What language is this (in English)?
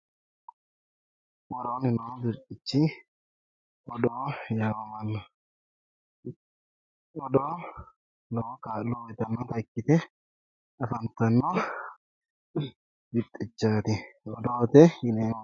Sidamo